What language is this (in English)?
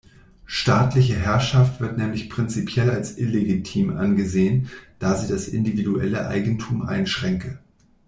German